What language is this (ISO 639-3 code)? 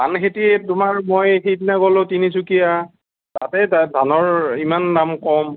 asm